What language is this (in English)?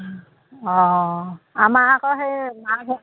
Assamese